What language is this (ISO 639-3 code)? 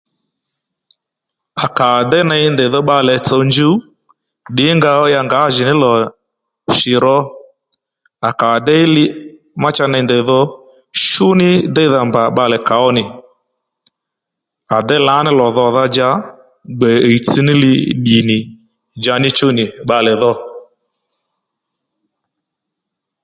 led